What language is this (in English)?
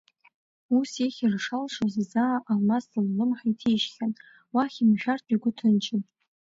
Abkhazian